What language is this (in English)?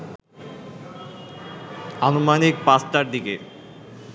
Bangla